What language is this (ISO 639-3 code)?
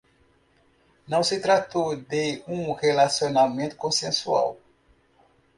por